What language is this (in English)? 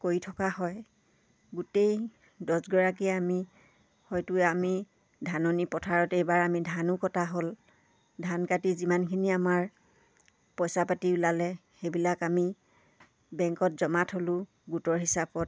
Assamese